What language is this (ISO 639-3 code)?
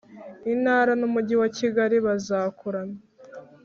kin